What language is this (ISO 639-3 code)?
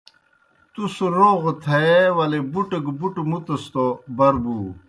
plk